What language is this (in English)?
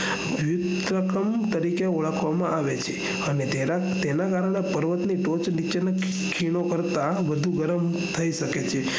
Gujarati